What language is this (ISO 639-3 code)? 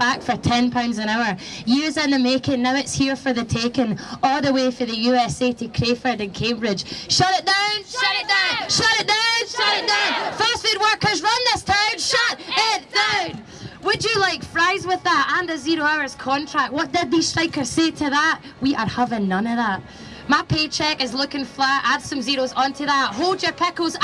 eng